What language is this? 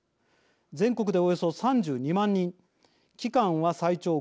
Japanese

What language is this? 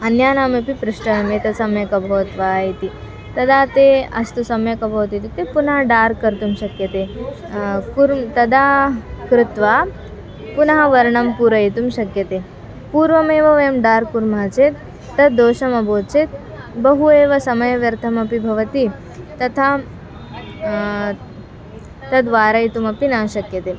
Sanskrit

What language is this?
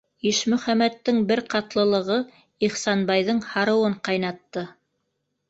Bashkir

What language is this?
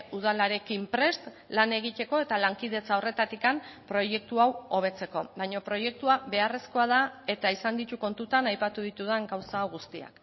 Basque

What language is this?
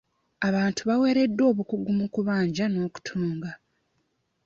Ganda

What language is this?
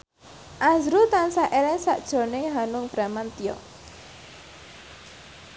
Javanese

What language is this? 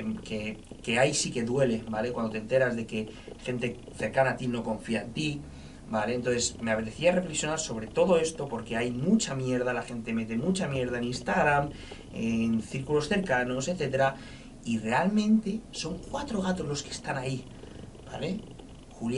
Spanish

